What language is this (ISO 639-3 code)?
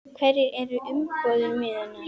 isl